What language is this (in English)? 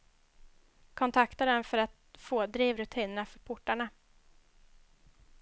Swedish